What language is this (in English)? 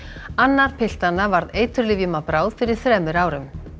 Icelandic